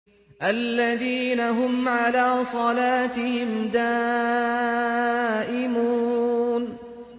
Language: Arabic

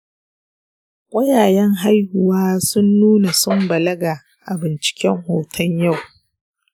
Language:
Hausa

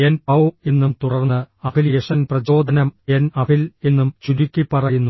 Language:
Malayalam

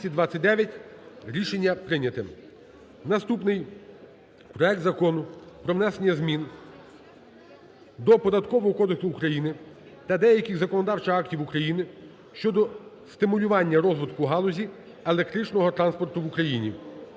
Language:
Ukrainian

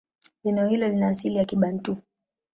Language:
Swahili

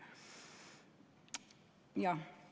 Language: Estonian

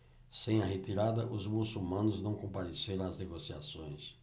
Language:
Portuguese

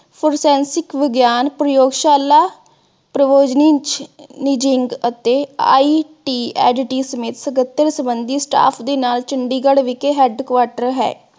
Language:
Punjabi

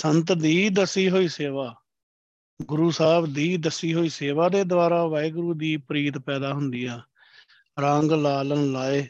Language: Punjabi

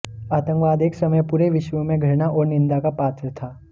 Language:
Hindi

